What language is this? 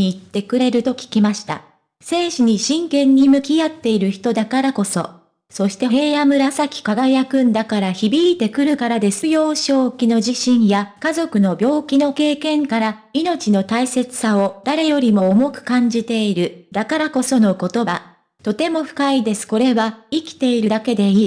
Japanese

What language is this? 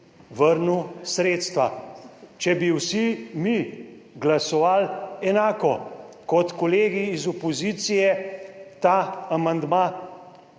Slovenian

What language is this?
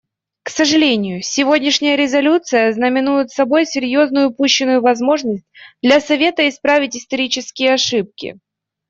Russian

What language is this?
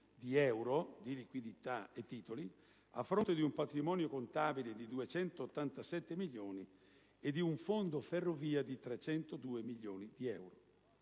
Italian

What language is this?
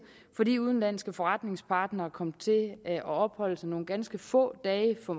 Danish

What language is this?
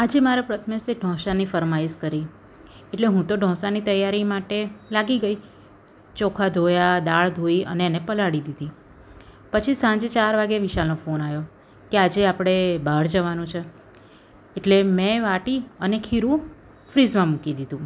Gujarati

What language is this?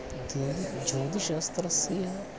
Sanskrit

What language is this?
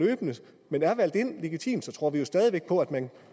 Danish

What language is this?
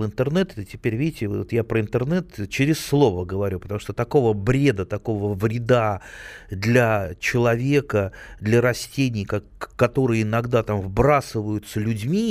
Russian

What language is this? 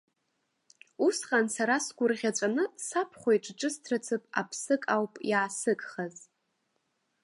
Abkhazian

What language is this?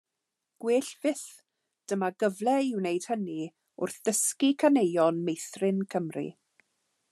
Welsh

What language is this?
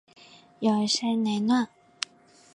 Korean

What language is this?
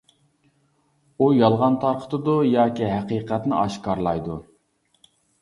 Uyghur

